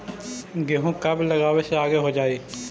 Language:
Magahi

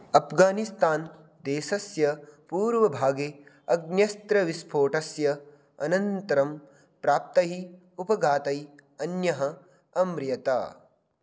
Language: Sanskrit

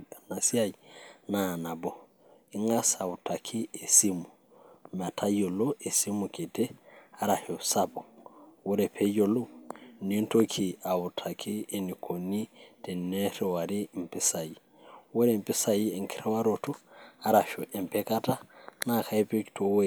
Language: Masai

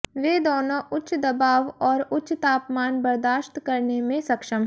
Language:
Hindi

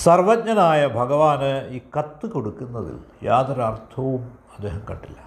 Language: Malayalam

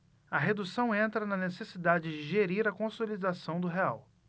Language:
Portuguese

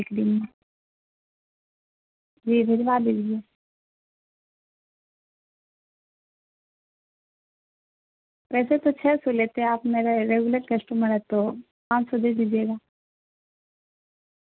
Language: Urdu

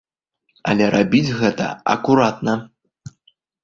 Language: Belarusian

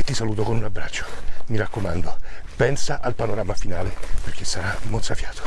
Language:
Italian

